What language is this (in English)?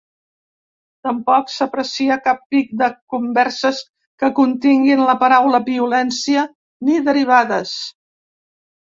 Catalan